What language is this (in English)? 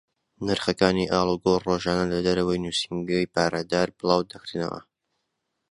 Central Kurdish